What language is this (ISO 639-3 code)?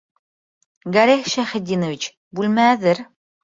bak